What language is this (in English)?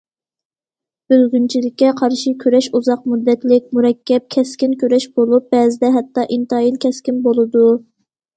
Uyghur